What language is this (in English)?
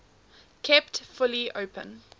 English